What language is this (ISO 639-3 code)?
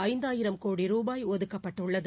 tam